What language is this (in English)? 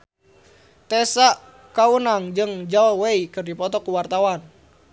Sundanese